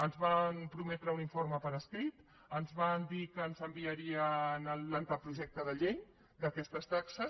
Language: Catalan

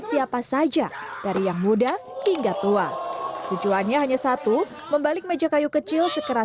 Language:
Indonesian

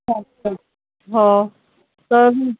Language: Marathi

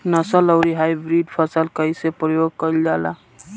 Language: Bhojpuri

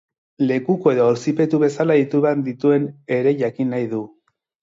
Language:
Basque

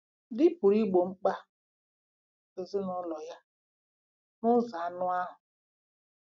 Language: Igbo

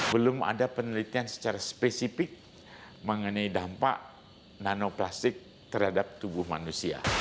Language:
Indonesian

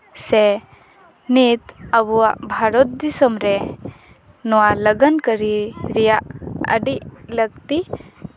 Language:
Santali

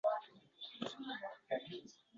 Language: Uzbek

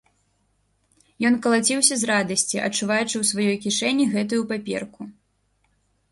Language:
Belarusian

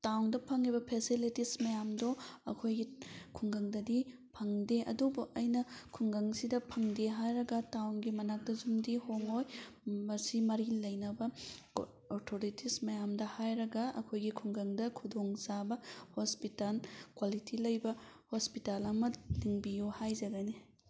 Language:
Manipuri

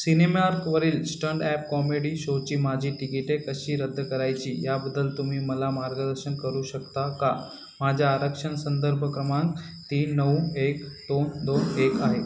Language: Marathi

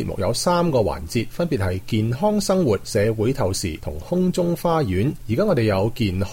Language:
Chinese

